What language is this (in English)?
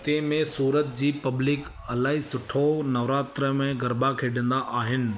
Sindhi